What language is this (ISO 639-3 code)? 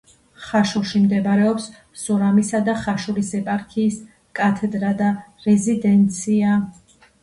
kat